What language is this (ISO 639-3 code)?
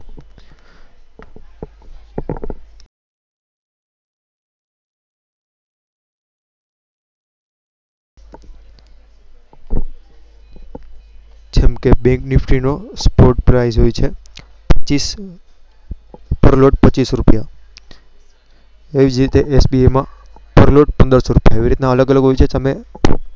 guj